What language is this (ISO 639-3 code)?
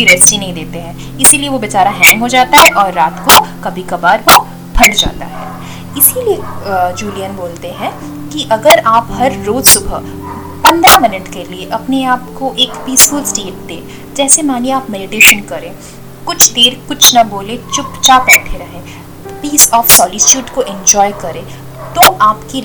hin